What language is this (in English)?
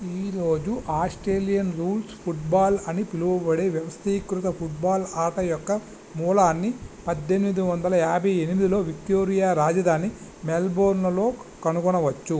Telugu